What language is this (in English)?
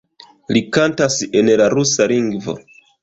Esperanto